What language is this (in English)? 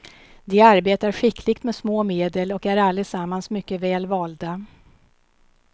Swedish